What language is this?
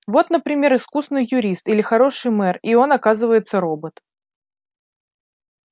Russian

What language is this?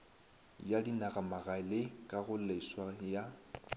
Northern Sotho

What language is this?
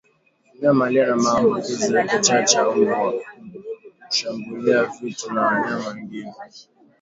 Swahili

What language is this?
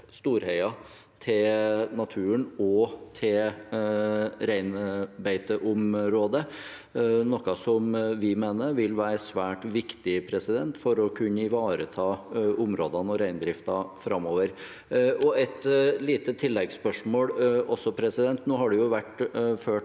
Norwegian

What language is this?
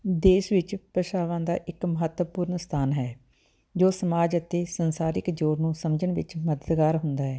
Punjabi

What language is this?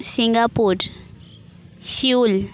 Santali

